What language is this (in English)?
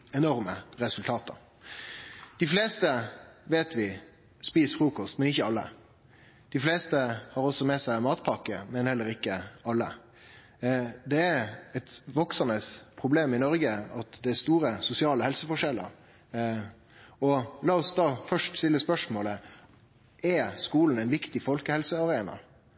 Norwegian Nynorsk